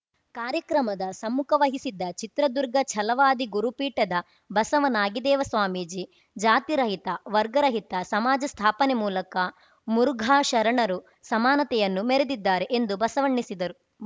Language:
Kannada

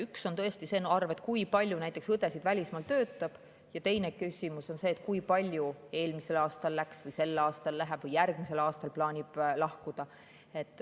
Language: Estonian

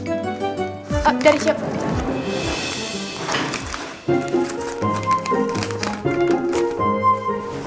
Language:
Indonesian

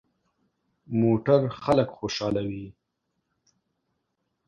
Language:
Pashto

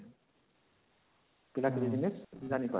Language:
Odia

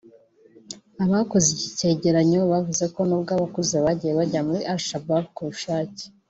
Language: Kinyarwanda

